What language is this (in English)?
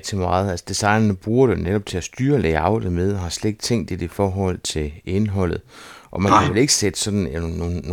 Danish